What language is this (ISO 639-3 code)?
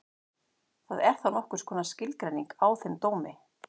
isl